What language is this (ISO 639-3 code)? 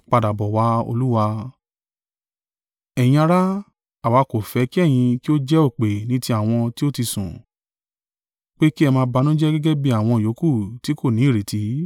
yor